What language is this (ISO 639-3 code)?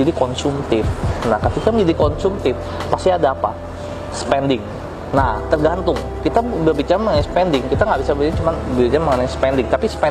ind